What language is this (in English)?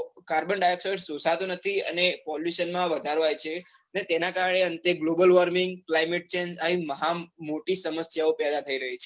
Gujarati